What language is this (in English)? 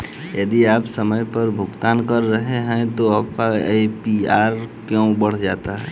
Hindi